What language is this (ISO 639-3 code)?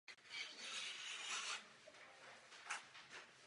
ces